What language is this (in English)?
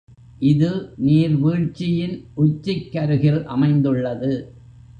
Tamil